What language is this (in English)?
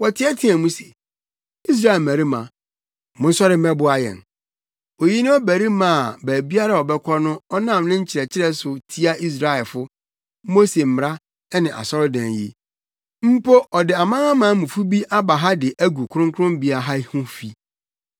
Akan